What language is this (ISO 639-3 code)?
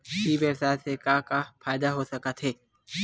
hne